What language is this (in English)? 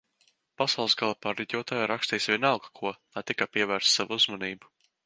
Latvian